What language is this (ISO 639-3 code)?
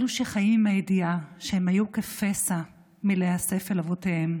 heb